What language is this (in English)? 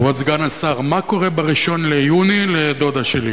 Hebrew